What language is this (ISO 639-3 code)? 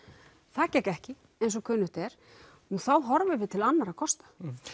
isl